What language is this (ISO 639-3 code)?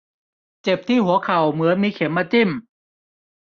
tha